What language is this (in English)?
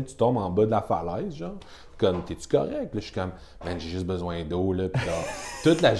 French